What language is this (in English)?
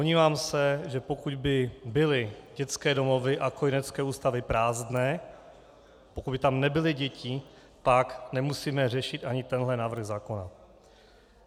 Czech